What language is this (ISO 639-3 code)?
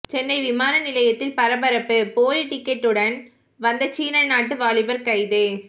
tam